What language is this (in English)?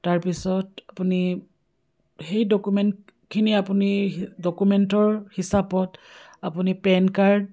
Assamese